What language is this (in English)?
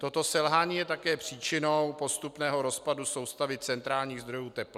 Czech